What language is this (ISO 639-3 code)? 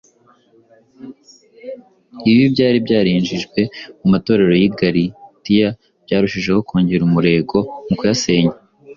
kin